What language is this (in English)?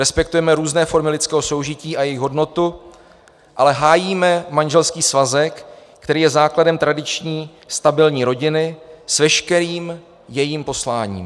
Czech